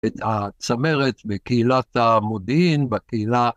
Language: Hebrew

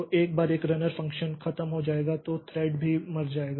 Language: Hindi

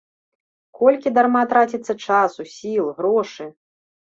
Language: Belarusian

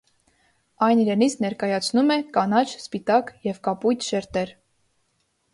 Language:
Armenian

